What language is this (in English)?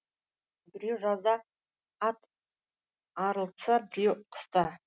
Kazakh